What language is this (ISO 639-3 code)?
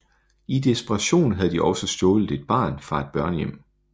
dan